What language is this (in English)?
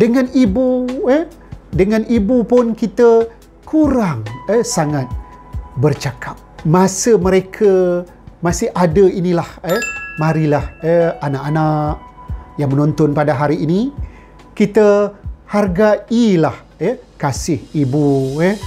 Malay